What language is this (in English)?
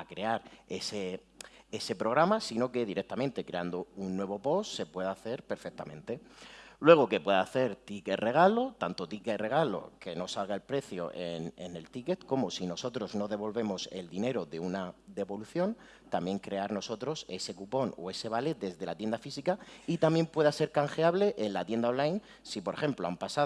Spanish